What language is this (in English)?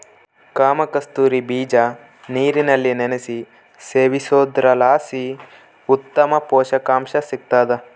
Kannada